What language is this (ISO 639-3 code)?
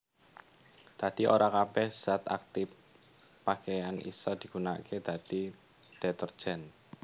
jav